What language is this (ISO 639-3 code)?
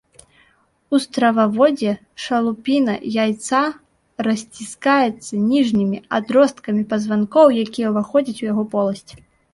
bel